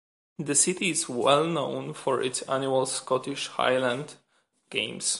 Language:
English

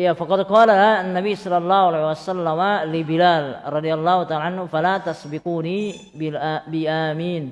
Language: Indonesian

